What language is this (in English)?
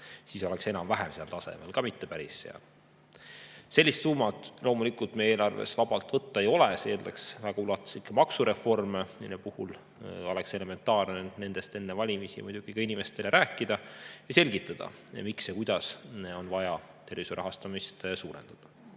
Estonian